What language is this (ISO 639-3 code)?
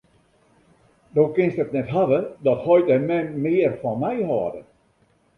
fry